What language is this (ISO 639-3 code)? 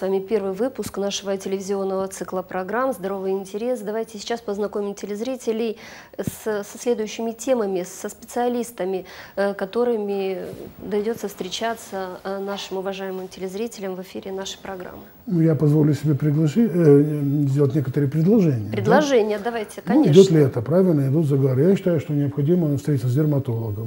rus